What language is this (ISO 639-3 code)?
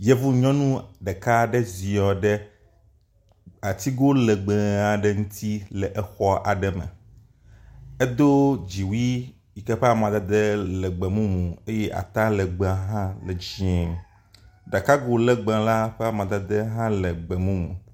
ewe